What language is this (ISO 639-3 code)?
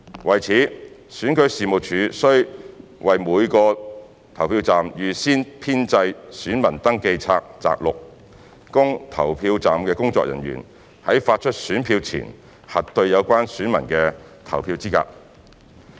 yue